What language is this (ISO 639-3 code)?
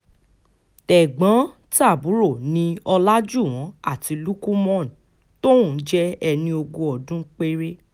yor